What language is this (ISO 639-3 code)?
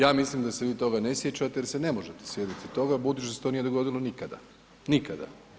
hrv